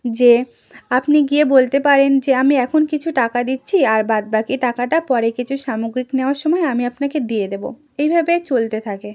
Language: Bangla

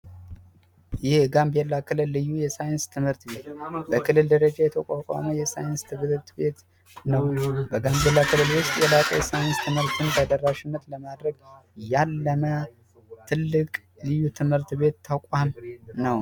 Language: Amharic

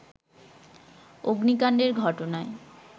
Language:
Bangla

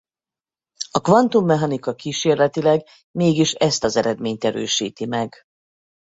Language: Hungarian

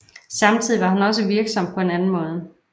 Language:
Danish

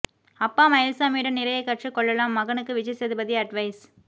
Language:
Tamil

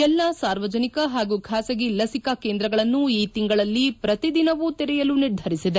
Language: Kannada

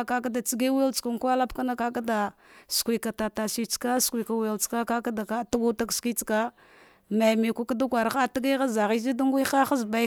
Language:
Dghwede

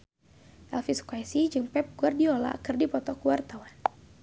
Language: Sundanese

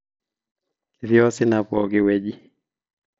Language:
Masai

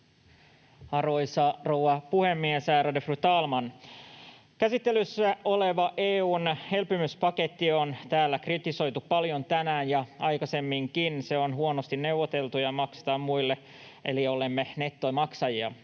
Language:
Finnish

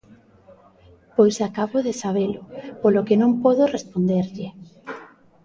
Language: Galician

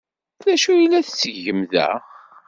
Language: Kabyle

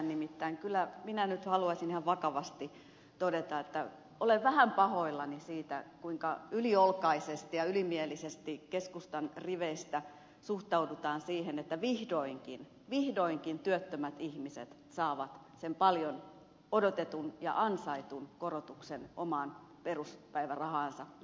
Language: Finnish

